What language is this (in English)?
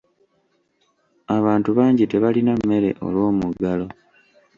Ganda